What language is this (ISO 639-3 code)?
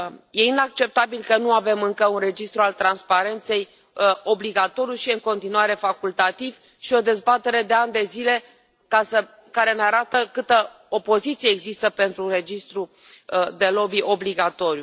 ron